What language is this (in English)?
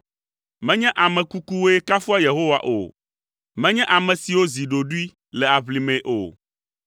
Ewe